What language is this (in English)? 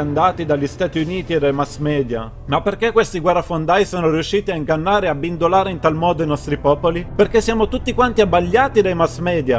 Italian